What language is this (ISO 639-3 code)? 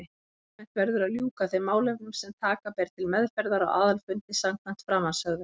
isl